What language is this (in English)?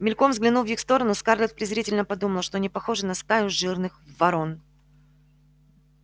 Russian